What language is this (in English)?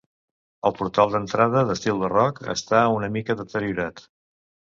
Catalan